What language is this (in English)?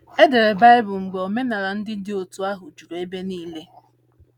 Igbo